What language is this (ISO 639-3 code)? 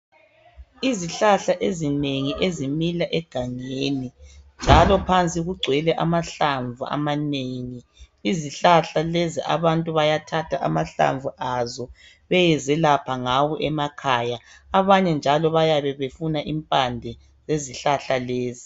nde